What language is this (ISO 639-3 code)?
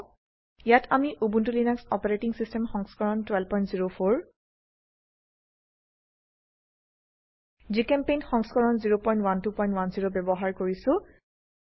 asm